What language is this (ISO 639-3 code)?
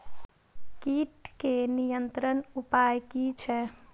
mai